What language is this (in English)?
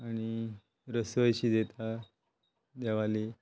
Konkani